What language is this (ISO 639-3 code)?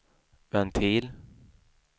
swe